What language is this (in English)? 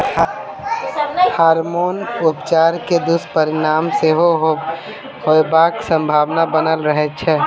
Maithili